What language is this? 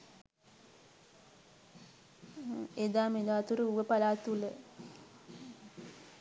Sinhala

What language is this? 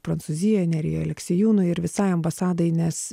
Lithuanian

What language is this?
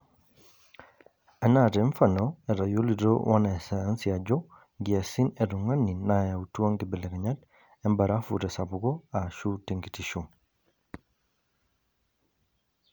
Masai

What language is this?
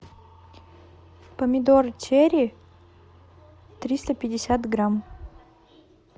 Russian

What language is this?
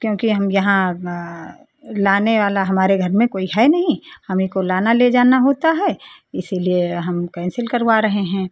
Hindi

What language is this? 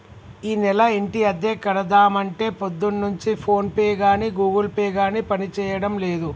Telugu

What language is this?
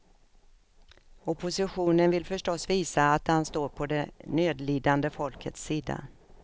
Swedish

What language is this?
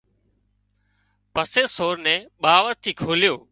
Wadiyara Koli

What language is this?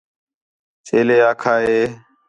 Khetrani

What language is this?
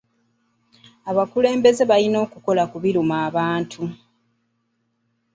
Ganda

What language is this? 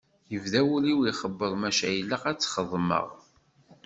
Kabyle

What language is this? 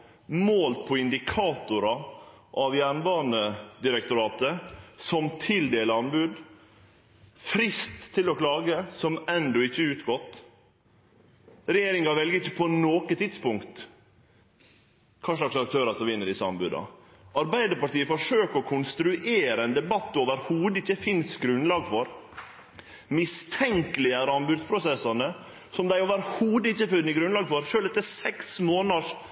Norwegian Nynorsk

